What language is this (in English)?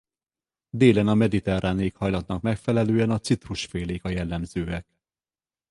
Hungarian